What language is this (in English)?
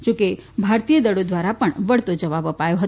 Gujarati